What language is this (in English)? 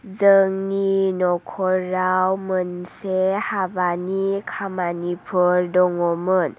Bodo